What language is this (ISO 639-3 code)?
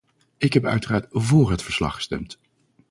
nld